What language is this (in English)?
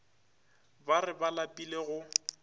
Northern Sotho